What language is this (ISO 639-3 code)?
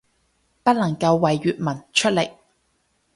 yue